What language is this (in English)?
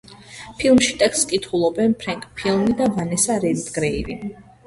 Georgian